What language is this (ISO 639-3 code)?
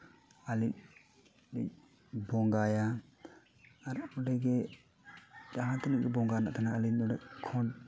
sat